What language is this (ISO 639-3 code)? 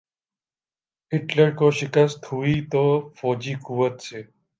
urd